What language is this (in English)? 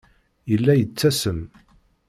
Kabyle